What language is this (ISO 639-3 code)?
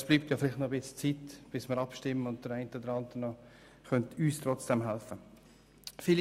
gsw